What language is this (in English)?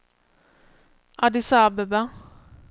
Swedish